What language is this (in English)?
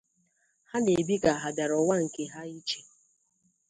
Igbo